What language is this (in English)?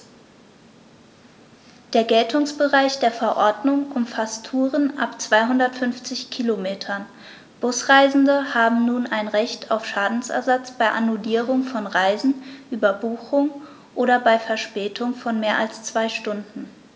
German